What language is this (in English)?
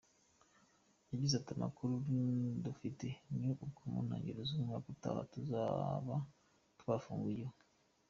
Kinyarwanda